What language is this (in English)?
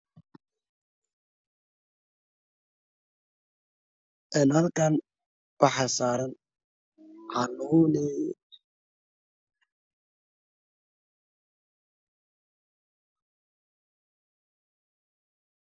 Somali